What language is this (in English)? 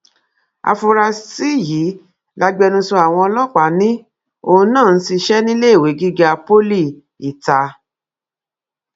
Yoruba